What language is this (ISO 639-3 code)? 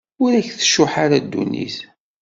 kab